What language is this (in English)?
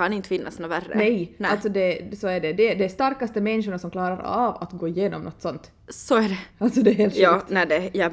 Swedish